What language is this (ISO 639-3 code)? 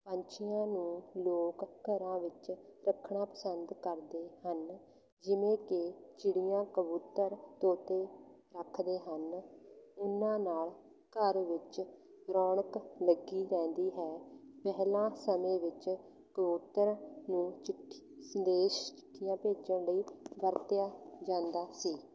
pan